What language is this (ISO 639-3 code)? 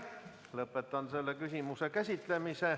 est